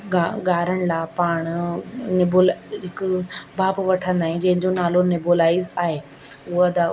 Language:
Sindhi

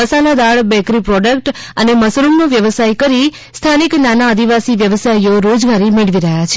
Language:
Gujarati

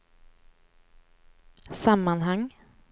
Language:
Swedish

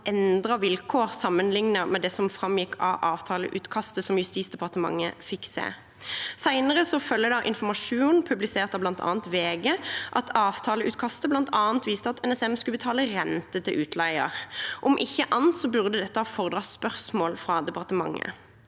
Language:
Norwegian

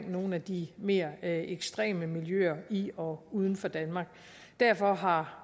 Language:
Danish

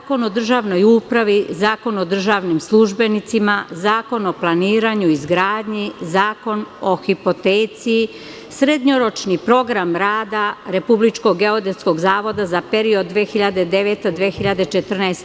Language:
Serbian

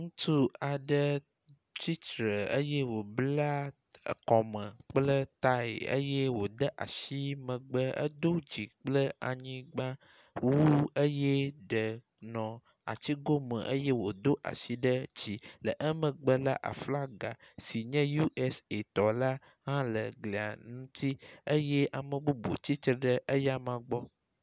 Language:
Ewe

